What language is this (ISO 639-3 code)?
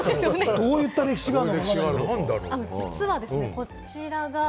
jpn